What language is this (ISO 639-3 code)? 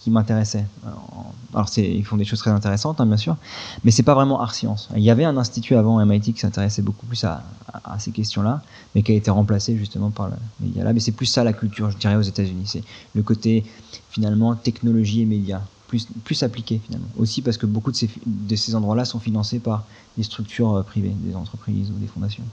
fra